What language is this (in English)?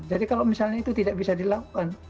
Indonesian